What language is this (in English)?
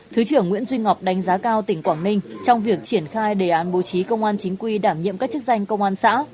Vietnamese